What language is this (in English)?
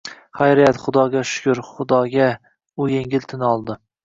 Uzbek